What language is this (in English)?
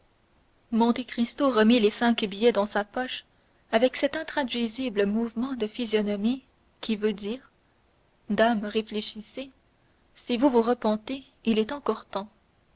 French